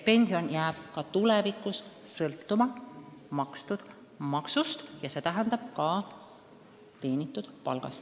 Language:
Estonian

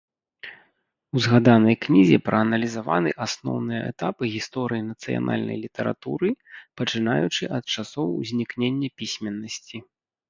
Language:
Belarusian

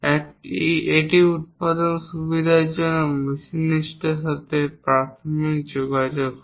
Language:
Bangla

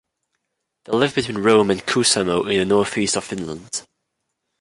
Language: English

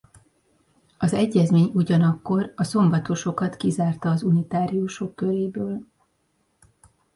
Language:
Hungarian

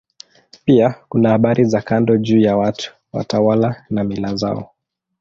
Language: Swahili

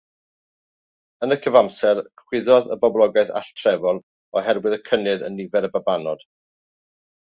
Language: Welsh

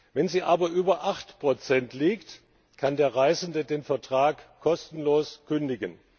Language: German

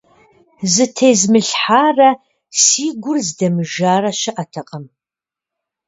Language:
Kabardian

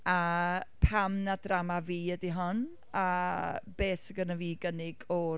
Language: Welsh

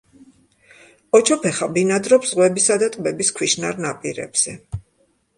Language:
Georgian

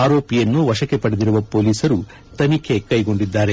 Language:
Kannada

